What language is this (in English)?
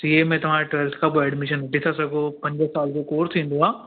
Sindhi